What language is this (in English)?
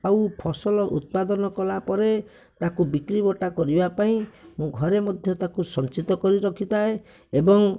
Odia